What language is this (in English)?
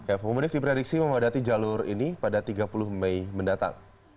Indonesian